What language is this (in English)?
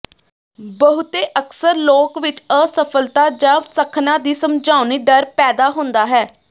Punjabi